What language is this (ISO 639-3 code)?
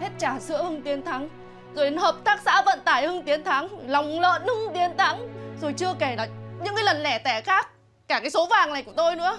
vie